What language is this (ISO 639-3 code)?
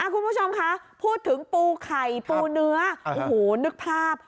tha